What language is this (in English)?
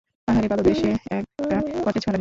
Bangla